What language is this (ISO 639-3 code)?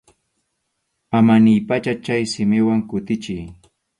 qxu